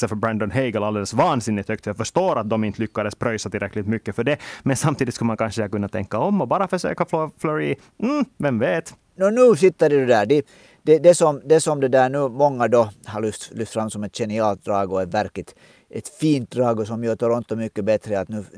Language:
Swedish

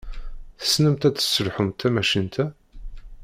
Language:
Kabyle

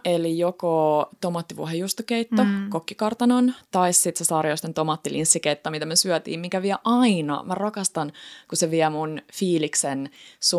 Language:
Finnish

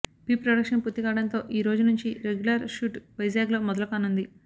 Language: Telugu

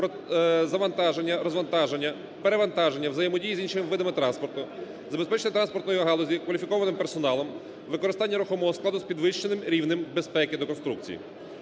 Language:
Ukrainian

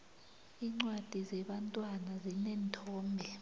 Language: South Ndebele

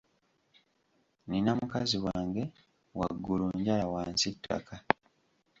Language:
Ganda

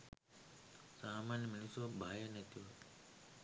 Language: Sinhala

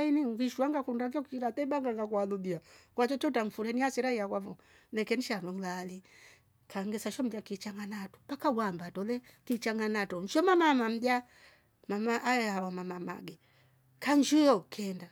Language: Rombo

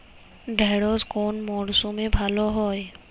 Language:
Bangla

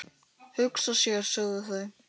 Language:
Icelandic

